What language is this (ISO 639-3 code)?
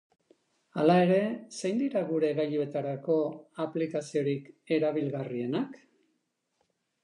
eus